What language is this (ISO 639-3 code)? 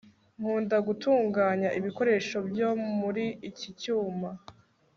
kin